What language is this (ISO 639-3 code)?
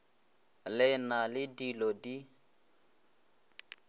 nso